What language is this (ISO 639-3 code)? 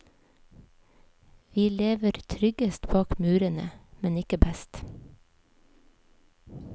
nor